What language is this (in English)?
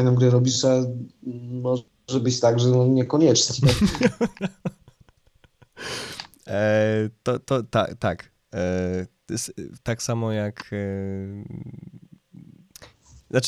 Polish